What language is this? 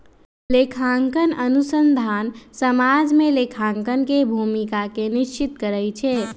Magahi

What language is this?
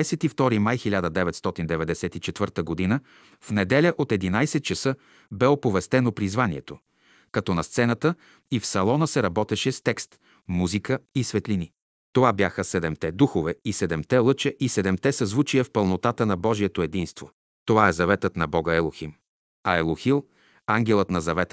Bulgarian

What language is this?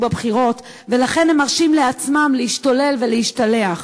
Hebrew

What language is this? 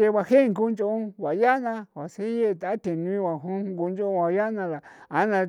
San Felipe Otlaltepec Popoloca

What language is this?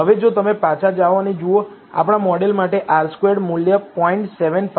Gujarati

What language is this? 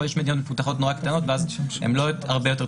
Hebrew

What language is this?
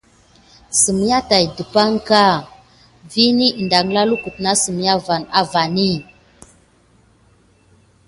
Gidar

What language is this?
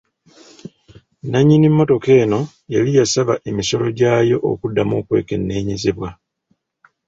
Ganda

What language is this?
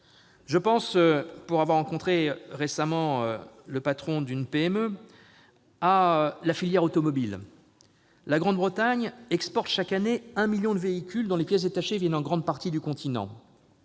French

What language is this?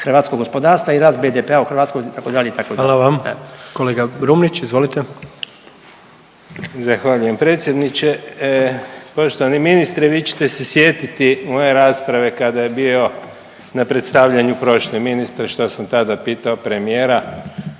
Croatian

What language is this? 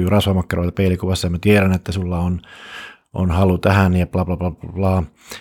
Finnish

